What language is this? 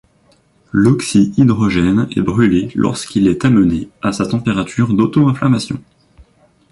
French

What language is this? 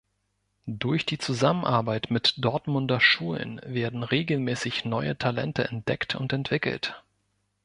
German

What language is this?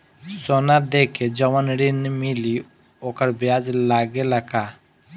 Bhojpuri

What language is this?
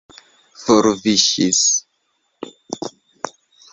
Esperanto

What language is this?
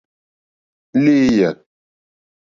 Mokpwe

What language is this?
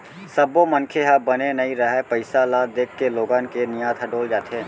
Chhattisgarhi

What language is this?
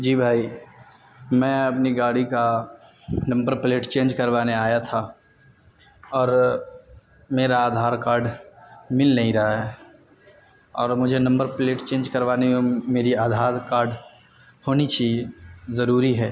Urdu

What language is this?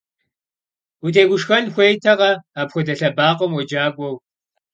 Kabardian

